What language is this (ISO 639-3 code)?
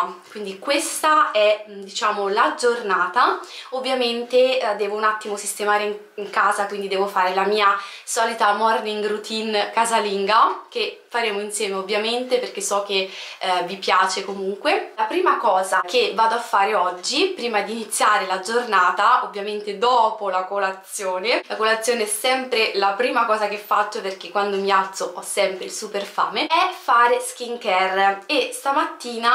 ita